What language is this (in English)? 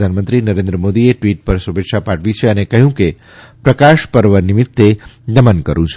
Gujarati